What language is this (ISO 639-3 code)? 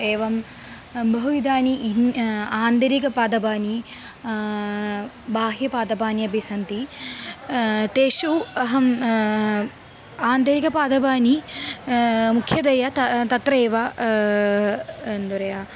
san